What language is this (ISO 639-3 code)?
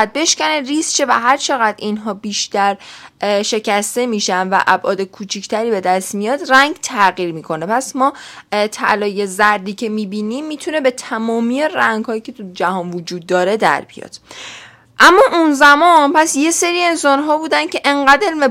fas